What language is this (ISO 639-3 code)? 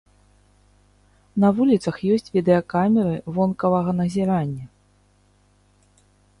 bel